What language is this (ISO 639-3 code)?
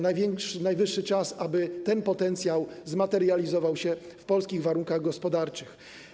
pol